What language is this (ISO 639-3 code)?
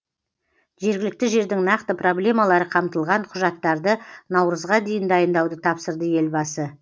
kaz